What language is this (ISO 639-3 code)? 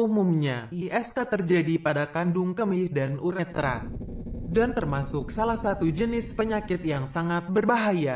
ind